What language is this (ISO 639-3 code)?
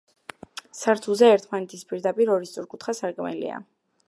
kat